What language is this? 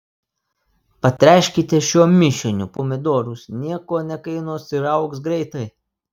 Lithuanian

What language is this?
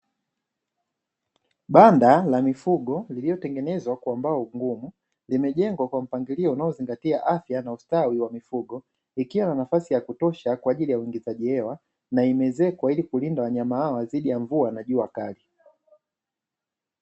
Swahili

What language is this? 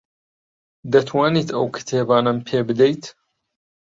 Central Kurdish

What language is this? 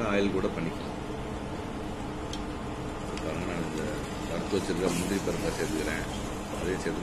Indonesian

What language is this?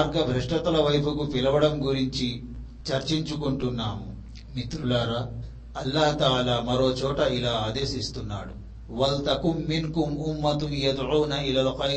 Telugu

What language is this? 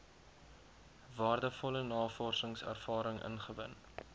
Afrikaans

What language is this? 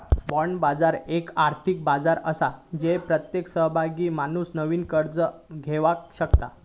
Marathi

